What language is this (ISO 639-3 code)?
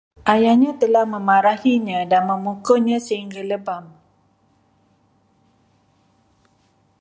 msa